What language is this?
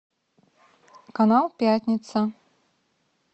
Russian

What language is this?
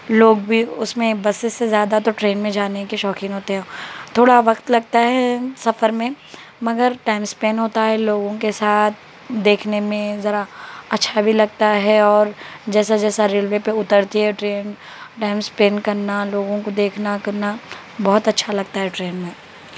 Urdu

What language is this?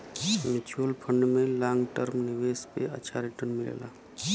Bhojpuri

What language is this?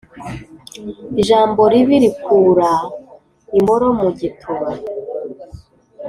Kinyarwanda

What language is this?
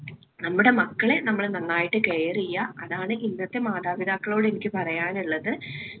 Malayalam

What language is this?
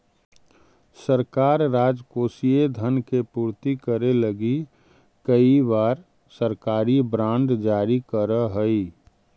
Magahi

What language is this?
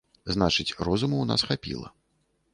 Belarusian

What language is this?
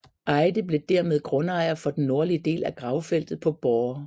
Danish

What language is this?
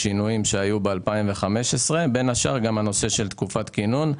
Hebrew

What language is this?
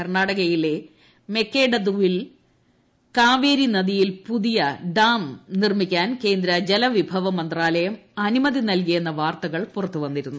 Malayalam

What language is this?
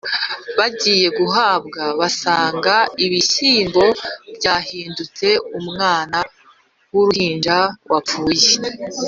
Kinyarwanda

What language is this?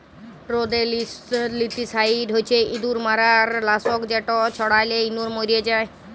Bangla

